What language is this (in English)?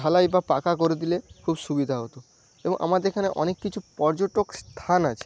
Bangla